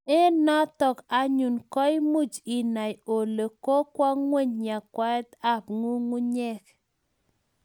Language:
Kalenjin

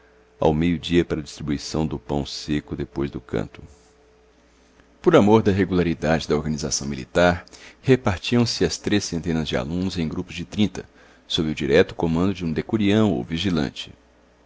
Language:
Portuguese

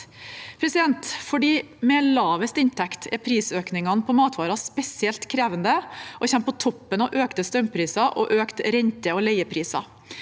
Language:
Norwegian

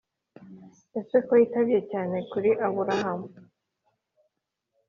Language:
Kinyarwanda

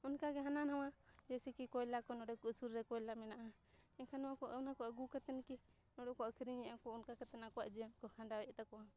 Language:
Santali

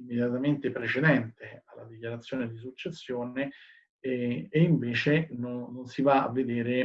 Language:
Italian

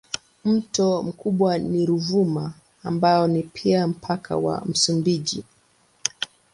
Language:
Swahili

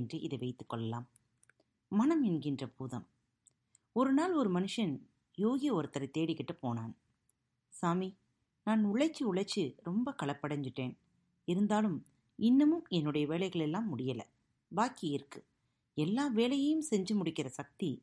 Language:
Tamil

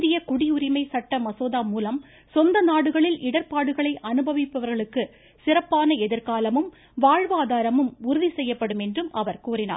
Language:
Tamil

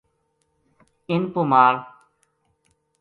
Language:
Gujari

